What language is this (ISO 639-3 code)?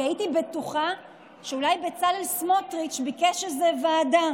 heb